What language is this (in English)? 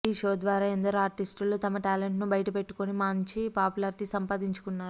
Telugu